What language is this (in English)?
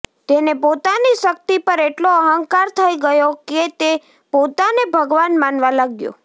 Gujarati